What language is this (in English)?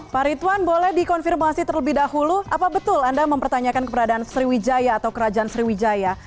Indonesian